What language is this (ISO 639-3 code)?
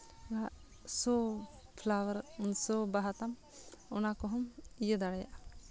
sat